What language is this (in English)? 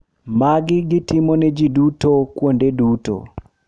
Luo (Kenya and Tanzania)